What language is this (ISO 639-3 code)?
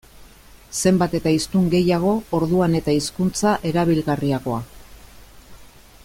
eus